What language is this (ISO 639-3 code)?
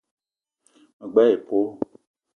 eto